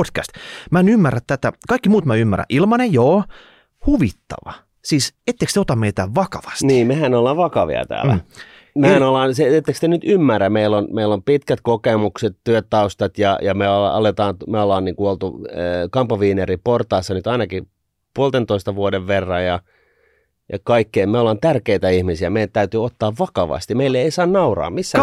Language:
Finnish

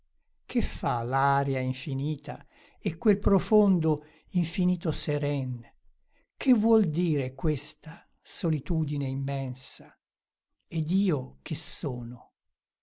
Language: Italian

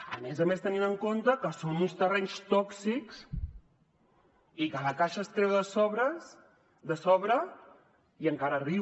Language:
Catalan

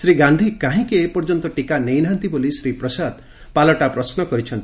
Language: Odia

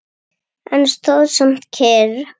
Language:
Icelandic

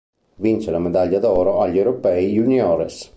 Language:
Italian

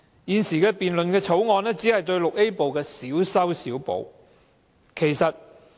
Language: Cantonese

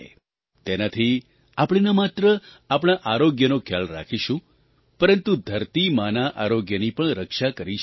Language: Gujarati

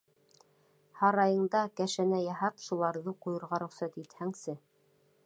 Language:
Bashkir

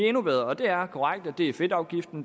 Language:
Danish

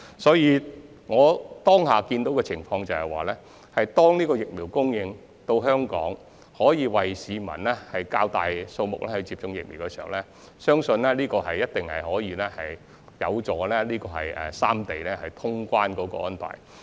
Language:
Cantonese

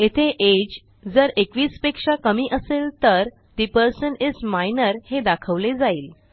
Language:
Marathi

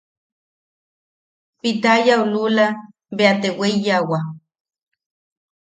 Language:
Yaqui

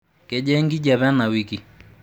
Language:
Masai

